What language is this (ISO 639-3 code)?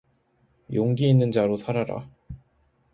kor